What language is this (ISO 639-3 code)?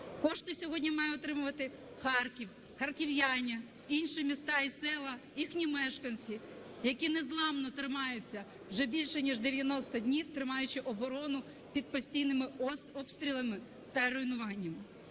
ukr